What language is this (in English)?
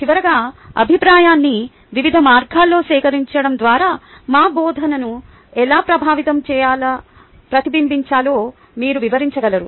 Telugu